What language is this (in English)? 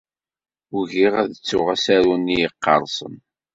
Kabyle